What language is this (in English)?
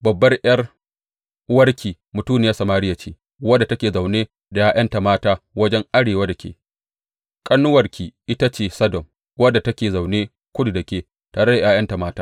Hausa